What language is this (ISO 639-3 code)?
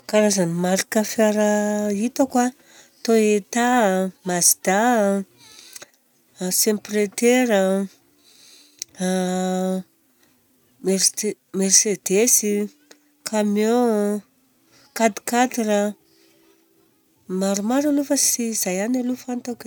bzc